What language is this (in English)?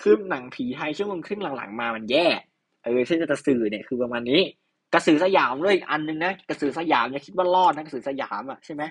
Thai